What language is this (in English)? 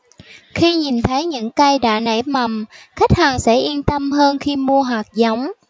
Vietnamese